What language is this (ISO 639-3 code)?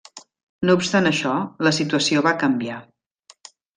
cat